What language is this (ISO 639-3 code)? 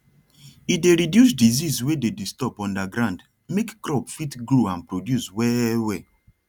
pcm